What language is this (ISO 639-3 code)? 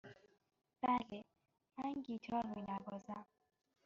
fas